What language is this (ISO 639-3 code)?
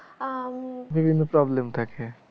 ben